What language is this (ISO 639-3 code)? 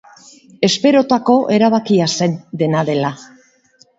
eus